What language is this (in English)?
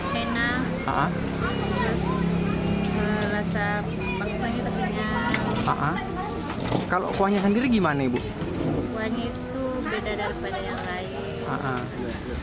Indonesian